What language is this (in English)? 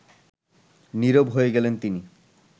Bangla